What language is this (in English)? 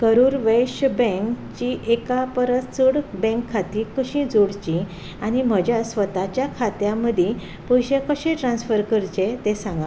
Konkani